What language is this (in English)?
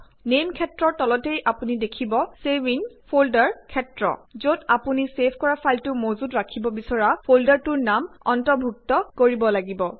Assamese